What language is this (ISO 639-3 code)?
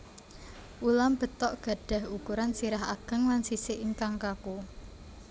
jav